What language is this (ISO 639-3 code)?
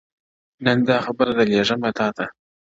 pus